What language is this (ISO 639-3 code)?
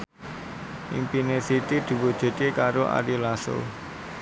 jav